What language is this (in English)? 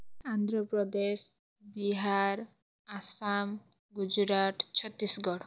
Odia